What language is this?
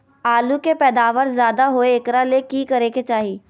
Magahi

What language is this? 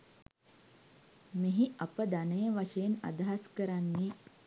Sinhala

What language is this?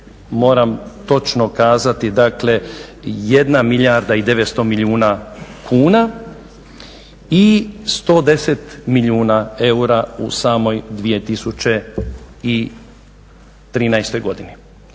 Croatian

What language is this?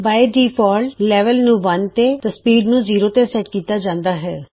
Punjabi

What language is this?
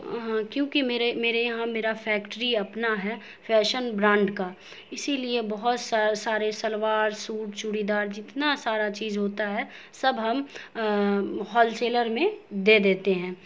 Urdu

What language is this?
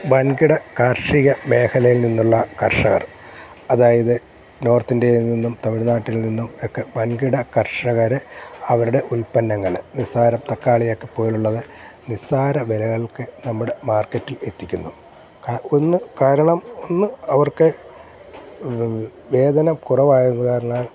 Malayalam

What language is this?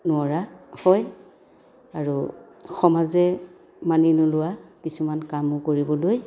Assamese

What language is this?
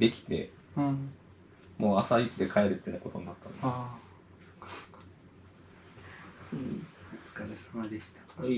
Japanese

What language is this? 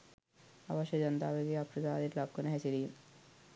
Sinhala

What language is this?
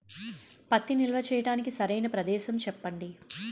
Telugu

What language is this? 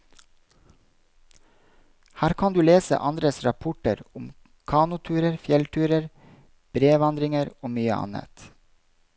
Norwegian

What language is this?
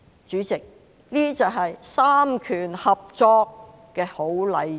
Cantonese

